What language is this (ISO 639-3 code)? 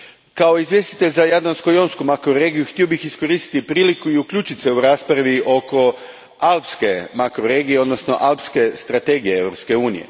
hrv